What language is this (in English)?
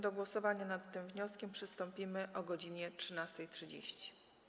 Polish